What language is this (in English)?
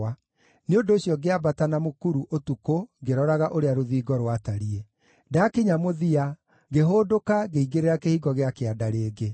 Kikuyu